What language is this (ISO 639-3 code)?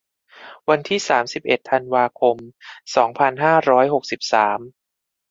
tha